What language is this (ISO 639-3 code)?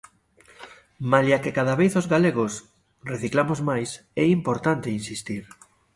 glg